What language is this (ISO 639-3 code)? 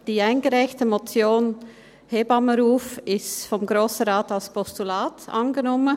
gsw